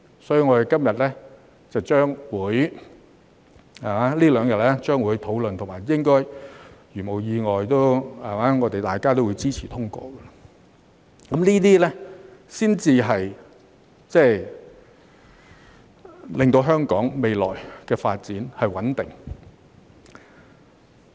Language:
Cantonese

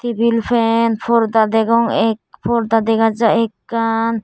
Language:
Chakma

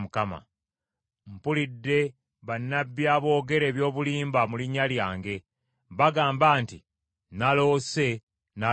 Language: Ganda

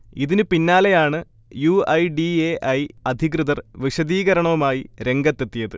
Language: Malayalam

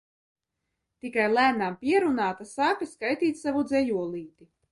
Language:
Latvian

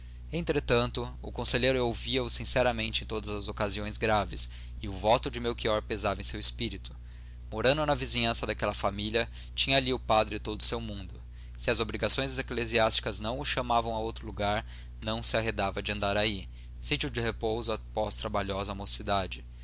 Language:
Portuguese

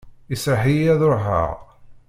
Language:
Kabyle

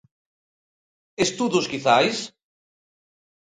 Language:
Galician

